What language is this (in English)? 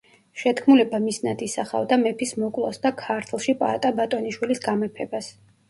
Georgian